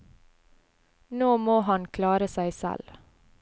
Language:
Norwegian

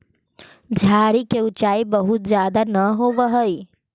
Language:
Magahi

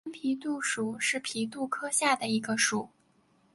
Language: Chinese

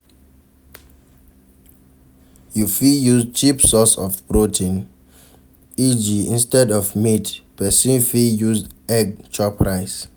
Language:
Nigerian Pidgin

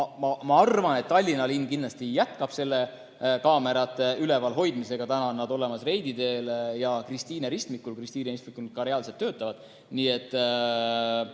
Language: Estonian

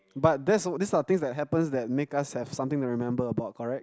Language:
English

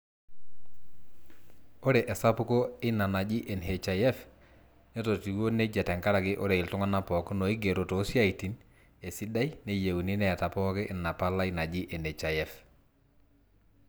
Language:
Masai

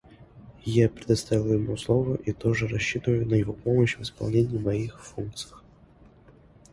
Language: Russian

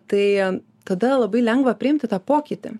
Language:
Lithuanian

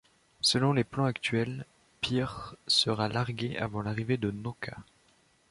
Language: French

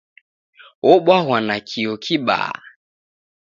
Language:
Taita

